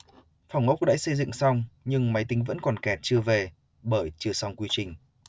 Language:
Vietnamese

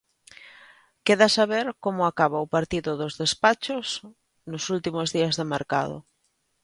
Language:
Galician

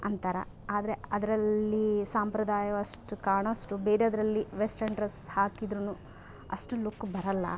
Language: Kannada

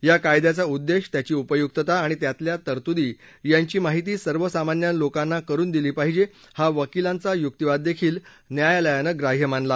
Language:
Marathi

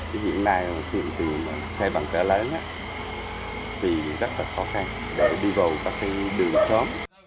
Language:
Vietnamese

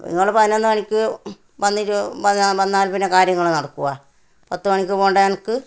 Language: Malayalam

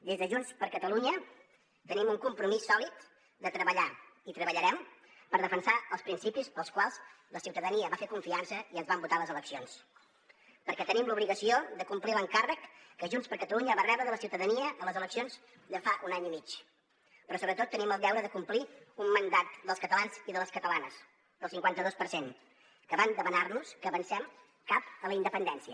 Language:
Catalan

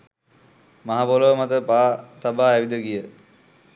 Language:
Sinhala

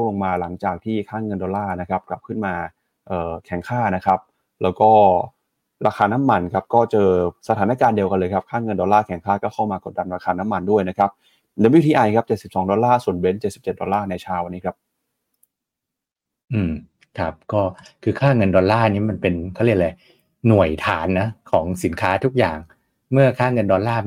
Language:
Thai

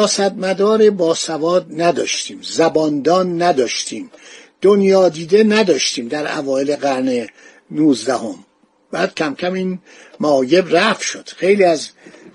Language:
Persian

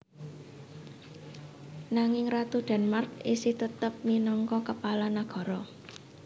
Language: Javanese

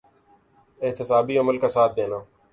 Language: Urdu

